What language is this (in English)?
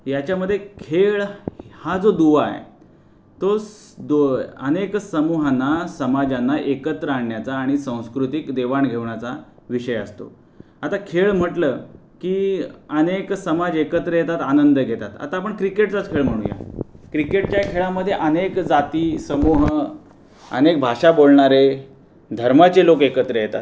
Marathi